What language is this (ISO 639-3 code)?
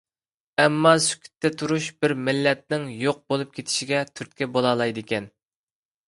uig